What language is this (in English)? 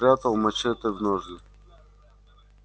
Russian